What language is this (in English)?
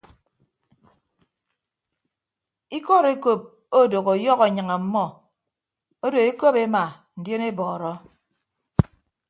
Ibibio